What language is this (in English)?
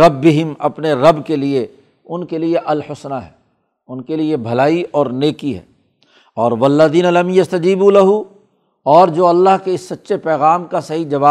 Urdu